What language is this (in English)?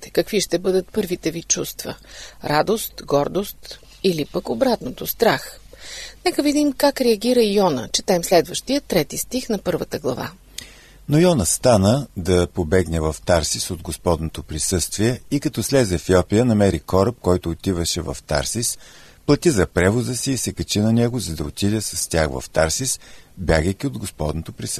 Bulgarian